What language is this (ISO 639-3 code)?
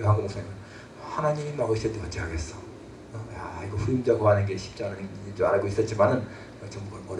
kor